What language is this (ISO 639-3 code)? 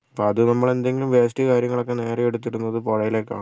mal